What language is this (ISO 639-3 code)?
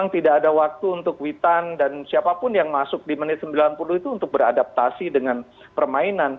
ind